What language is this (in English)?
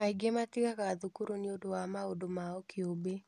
Kikuyu